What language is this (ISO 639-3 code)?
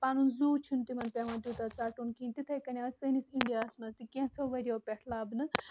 kas